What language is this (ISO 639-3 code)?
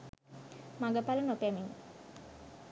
sin